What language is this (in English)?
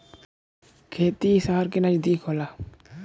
Bhojpuri